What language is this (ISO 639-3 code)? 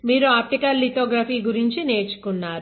tel